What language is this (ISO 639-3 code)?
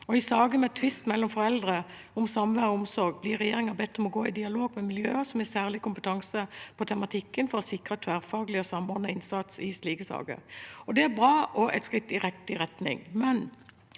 nor